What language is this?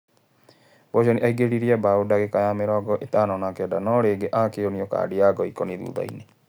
Kikuyu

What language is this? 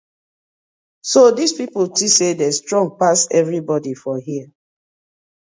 Nigerian Pidgin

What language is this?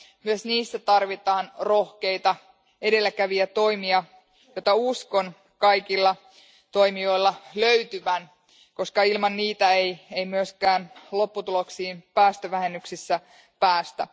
Finnish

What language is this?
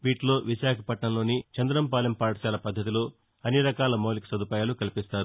Telugu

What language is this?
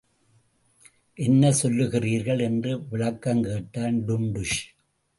Tamil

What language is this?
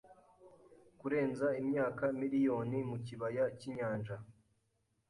Kinyarwanda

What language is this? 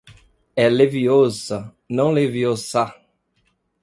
Portuguese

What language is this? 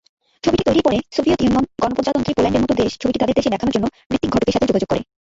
Bangla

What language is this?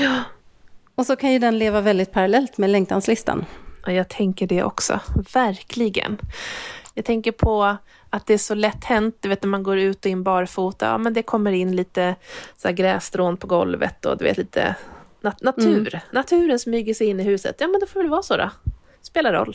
Swedish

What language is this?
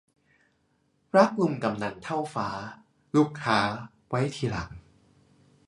Thai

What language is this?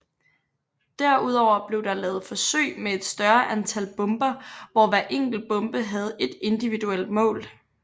Danish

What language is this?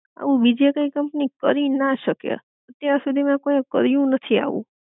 Gujarati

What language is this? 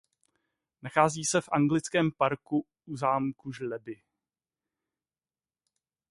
Czech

